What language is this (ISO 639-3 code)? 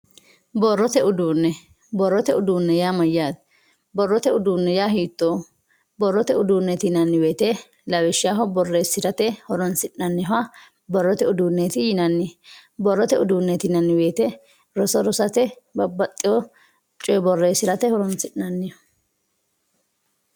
sid